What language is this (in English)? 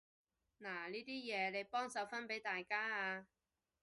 Cantonese